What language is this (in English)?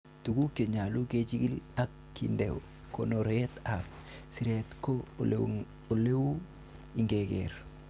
Kalenjin